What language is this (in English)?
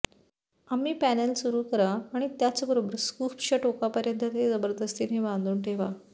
Marathi